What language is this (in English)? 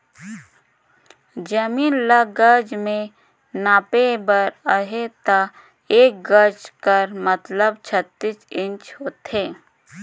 Chhattisgarhi